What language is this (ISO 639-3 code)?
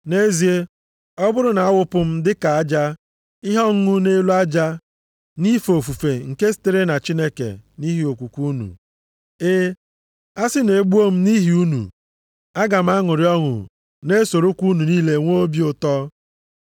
ibo